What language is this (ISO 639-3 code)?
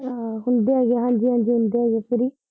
pan